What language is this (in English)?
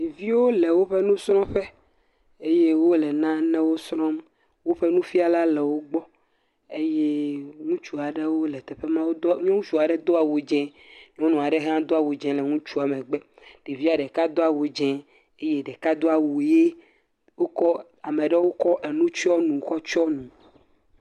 Ewe